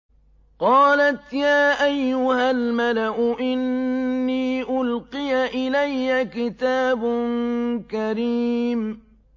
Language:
Arabic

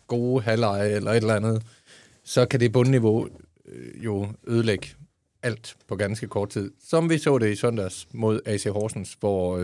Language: Danish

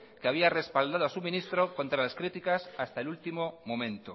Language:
Spanish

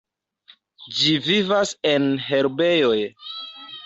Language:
Esperanto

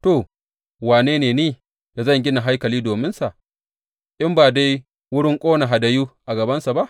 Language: Hausa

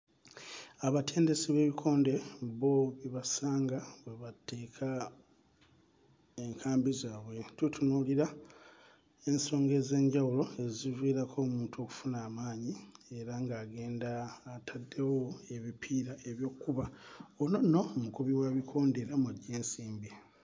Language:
Ganda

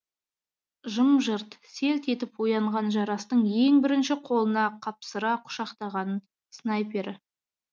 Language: Kazakh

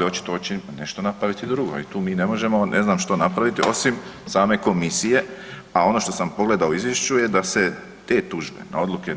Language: Croatian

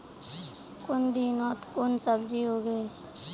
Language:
Magahi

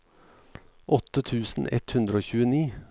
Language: Norwegian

